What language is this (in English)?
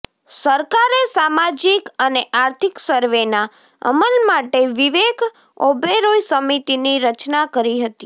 Gujarati